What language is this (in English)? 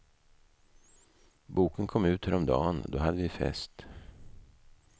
Swedish